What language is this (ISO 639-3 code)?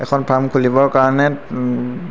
asm